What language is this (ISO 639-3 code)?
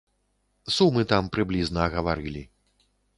bel